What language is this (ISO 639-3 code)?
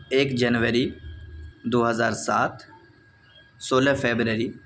urd